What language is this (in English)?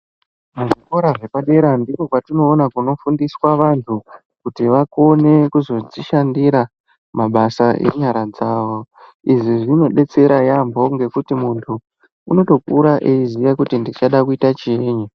Ndau